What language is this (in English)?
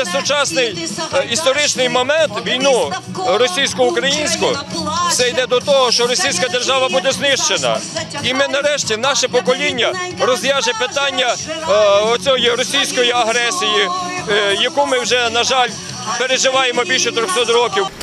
Ukrainian